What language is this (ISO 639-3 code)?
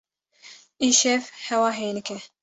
kur